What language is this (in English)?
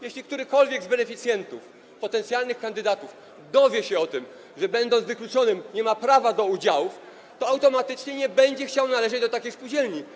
Polish